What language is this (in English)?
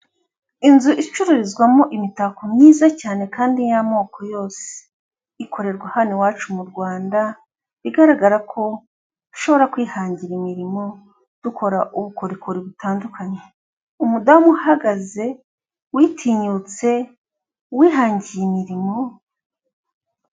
Kinyarwanda